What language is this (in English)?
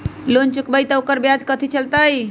Magahi